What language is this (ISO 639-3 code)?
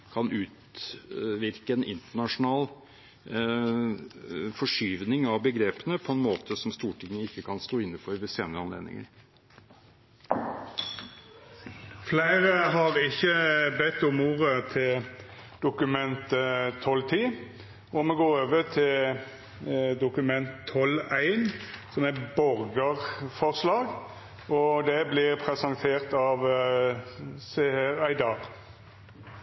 nor